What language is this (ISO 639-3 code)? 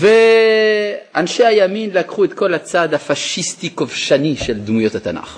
heb